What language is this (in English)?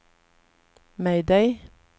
Swedish